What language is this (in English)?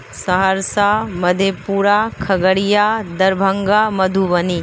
Urdu